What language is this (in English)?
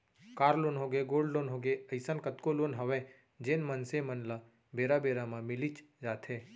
Chhattisgarhi